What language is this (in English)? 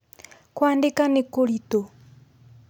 Kikuyu